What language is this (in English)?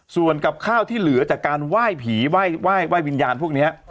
Thai